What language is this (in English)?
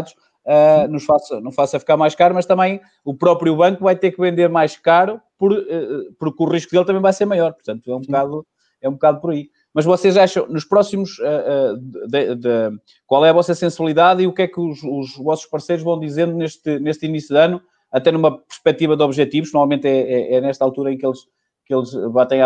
Portuguese